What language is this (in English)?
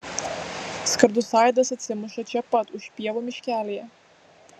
Lithuanian